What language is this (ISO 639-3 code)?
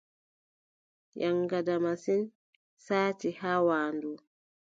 fub